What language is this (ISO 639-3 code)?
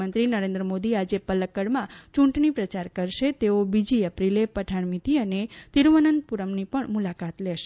guj